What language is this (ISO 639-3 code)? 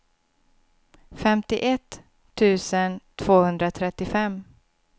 swe